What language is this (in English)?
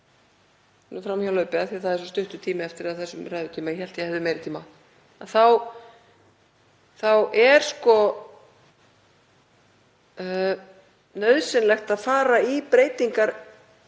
Icelandic